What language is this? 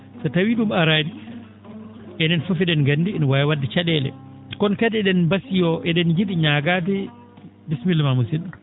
Fula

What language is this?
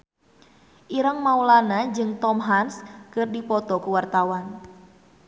Sundanese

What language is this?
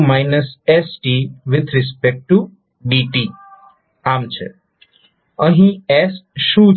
Gujarati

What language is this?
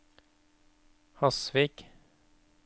Norwegian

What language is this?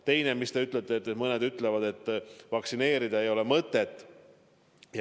Estonian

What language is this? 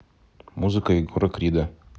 Russian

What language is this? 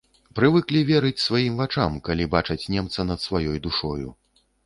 Belarusian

